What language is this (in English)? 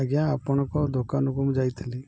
Odia